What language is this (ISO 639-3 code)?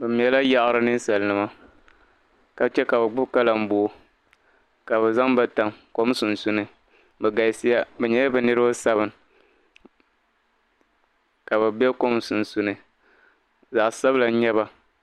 dag